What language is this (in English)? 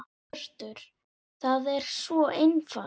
Icelandic